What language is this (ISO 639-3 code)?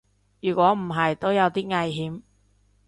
yue